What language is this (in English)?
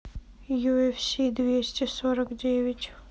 Russian